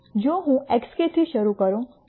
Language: Gujarati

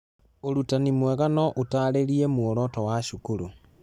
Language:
Kikuyu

